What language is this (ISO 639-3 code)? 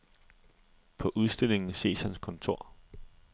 dan